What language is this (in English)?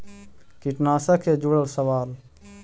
Magahi